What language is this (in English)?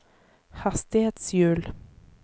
Norwegian